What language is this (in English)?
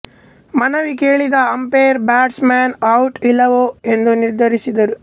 Kannada